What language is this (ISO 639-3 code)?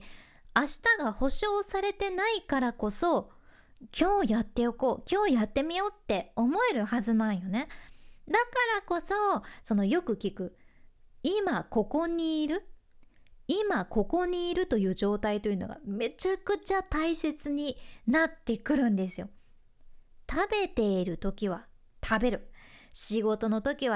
jpn